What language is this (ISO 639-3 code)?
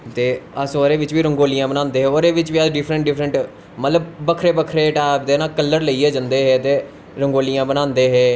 doi